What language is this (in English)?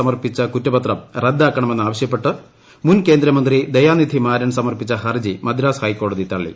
Malayalam